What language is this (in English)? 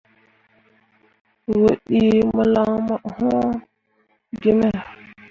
Mundang